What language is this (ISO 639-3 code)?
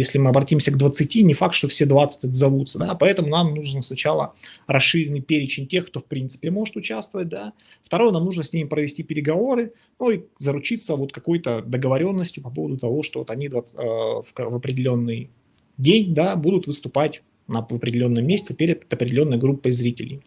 rus